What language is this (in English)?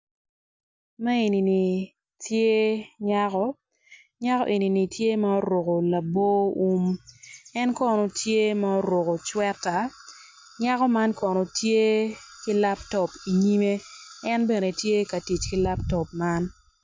Acoli